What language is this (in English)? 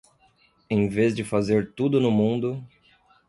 Portuguese